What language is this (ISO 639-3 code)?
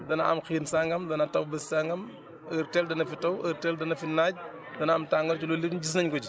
wol